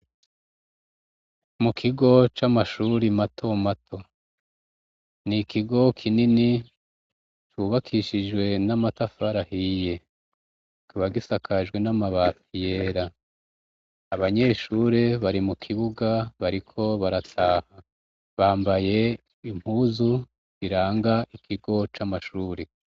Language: Rundi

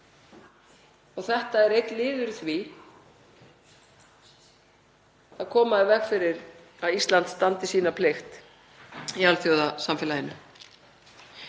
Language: Icelandic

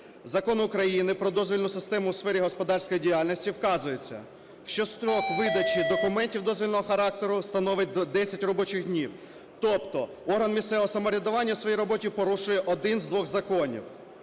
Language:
Ukrainian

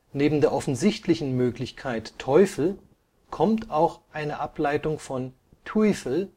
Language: German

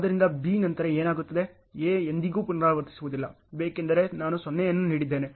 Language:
Kannada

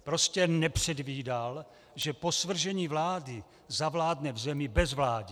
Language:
Czech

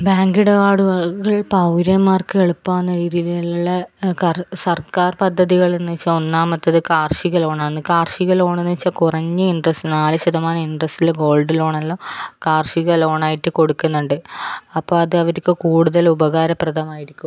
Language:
Malayalam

